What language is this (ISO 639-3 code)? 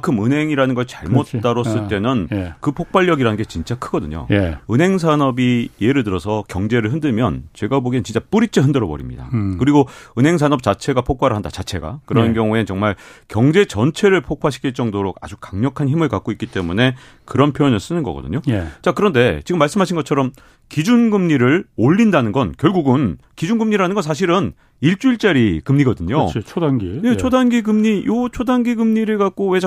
kor